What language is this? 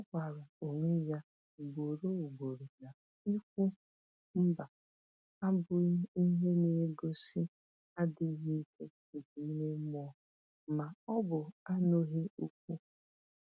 Igbo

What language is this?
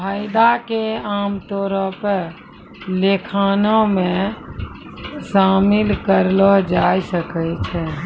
Maithili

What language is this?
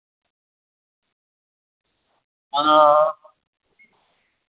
Dogri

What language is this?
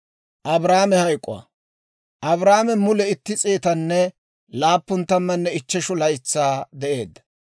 Dawro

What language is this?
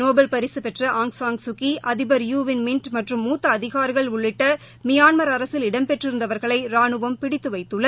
Tamil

